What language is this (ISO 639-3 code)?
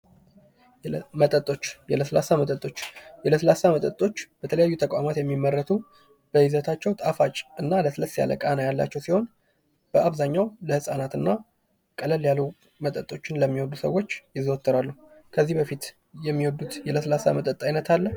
amh